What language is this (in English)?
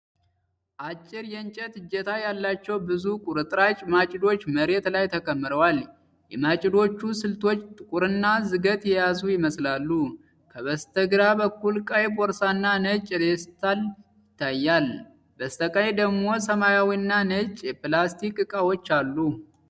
Amharic